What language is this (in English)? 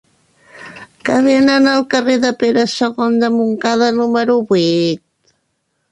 Catalan